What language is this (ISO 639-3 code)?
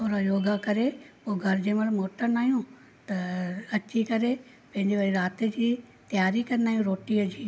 snd